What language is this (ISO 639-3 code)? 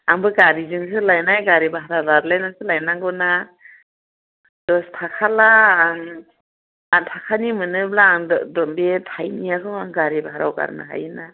brx